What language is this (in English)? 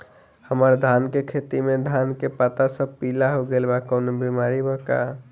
Bhojpuri